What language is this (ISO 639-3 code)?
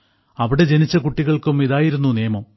mal